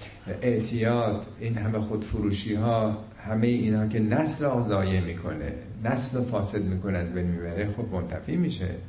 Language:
Persian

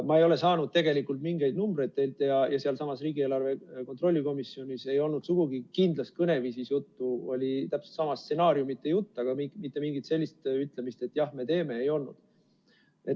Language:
Estonian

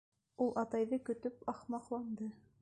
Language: Bashkir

